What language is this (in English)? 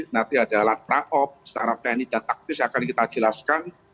Indonesian